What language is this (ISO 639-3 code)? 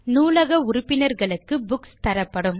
tam